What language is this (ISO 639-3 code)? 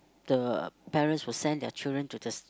eng